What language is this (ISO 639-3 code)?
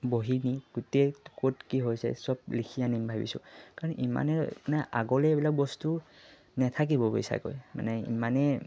asm